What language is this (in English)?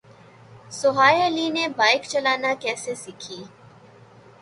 Urdu